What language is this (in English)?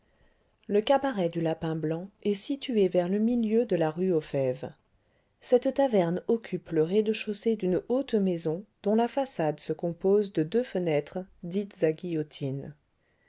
French